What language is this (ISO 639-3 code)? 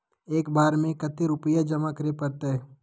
mag